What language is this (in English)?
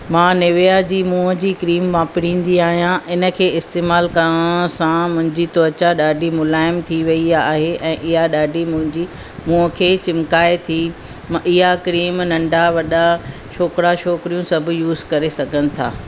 Sindhi